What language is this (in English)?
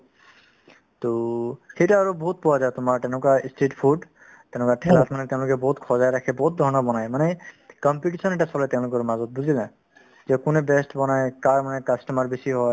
Assamese